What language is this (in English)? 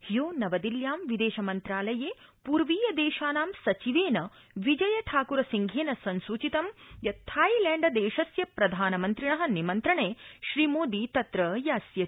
Sanskrit